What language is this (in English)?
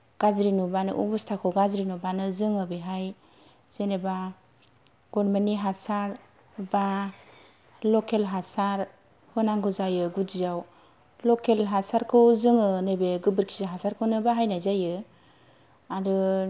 Bodo